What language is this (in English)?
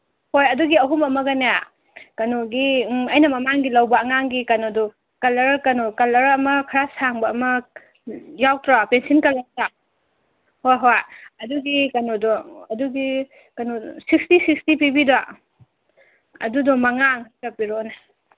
Manipuri